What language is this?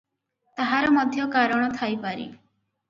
Odia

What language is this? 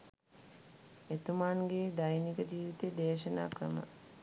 Sinhala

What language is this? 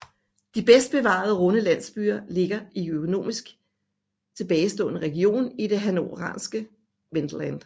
Danish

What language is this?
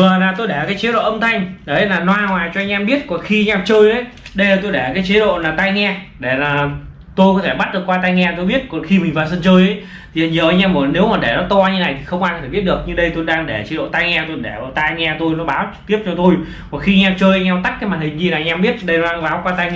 Vietnamese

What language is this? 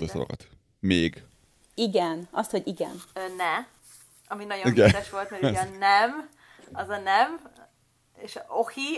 Hungarian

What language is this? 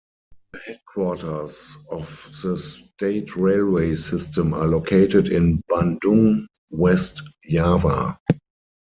English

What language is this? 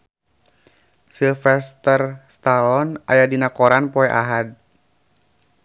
Sundanese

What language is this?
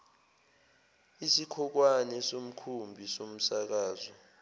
Zulu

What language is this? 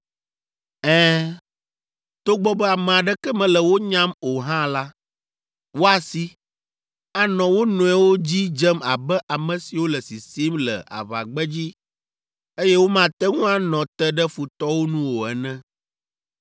Ewe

